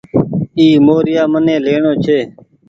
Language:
Goaria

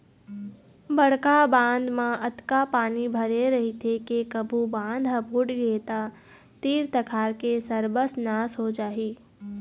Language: Chhattisgarhi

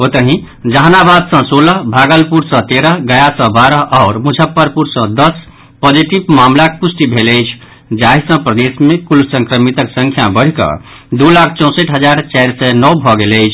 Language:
Maithili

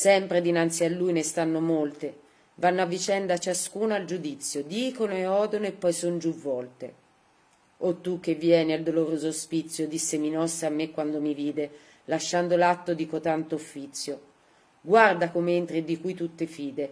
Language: Italian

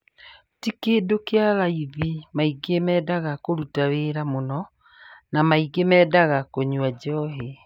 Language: Kikuyu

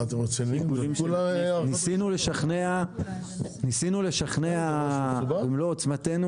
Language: Hebrew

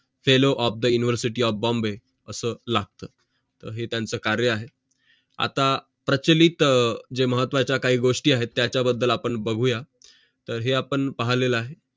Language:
Marathi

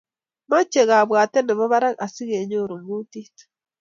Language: Kalenjin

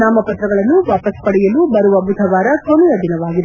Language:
Kannada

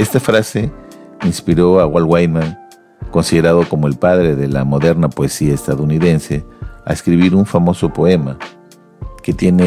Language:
Spanish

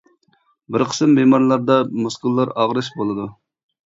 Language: Uyghur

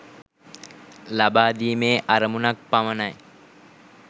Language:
Sinhala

